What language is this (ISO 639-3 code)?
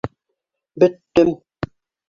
bak